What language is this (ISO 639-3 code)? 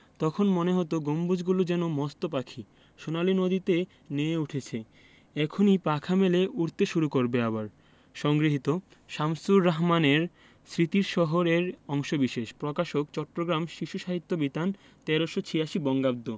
ben